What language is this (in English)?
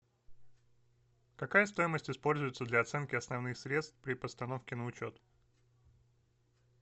Russian